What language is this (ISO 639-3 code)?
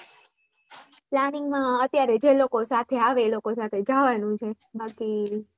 guj